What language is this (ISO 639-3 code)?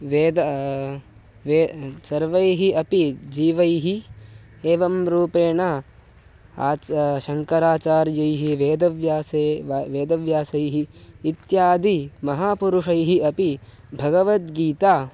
san